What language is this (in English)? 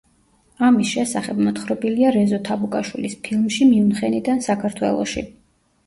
Georgian